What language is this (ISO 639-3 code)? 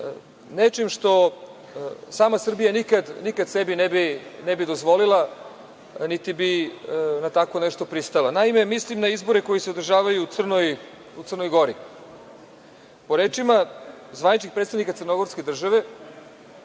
srp